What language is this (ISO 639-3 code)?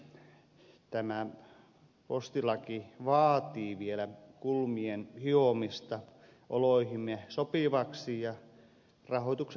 fin